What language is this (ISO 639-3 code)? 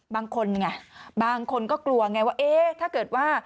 tha